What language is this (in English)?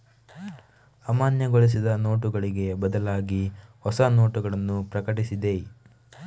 Kannada